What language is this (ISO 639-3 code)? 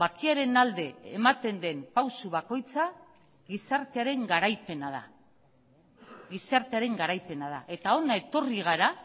eus